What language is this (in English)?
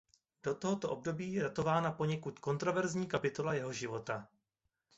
Czech